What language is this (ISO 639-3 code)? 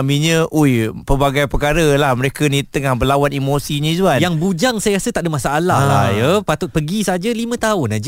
msa